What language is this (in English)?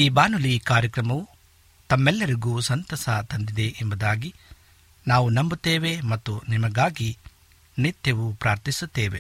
Kannada